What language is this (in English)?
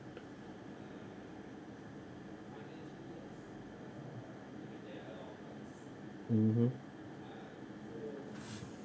English